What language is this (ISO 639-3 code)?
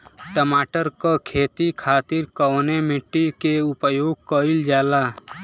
bho